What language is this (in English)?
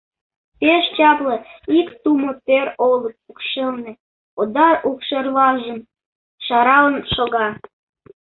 Mari